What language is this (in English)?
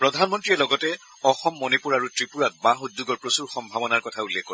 Assamese